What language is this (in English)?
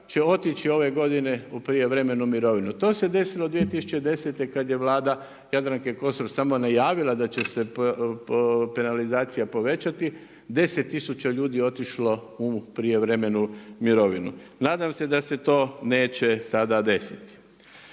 Croatian